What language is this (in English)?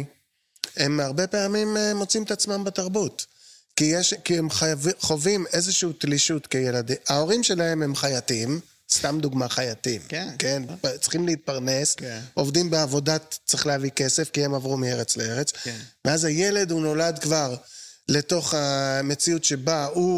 Hebrew